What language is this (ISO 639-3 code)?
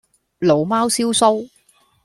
yue